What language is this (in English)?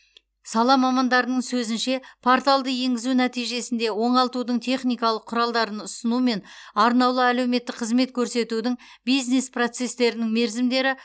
Kazakh